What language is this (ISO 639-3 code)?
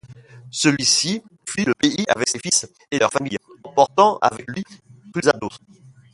fra